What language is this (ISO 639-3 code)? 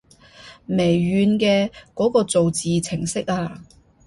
yue